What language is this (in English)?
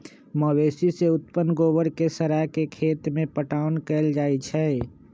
Magahi